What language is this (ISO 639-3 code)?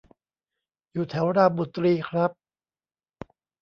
tha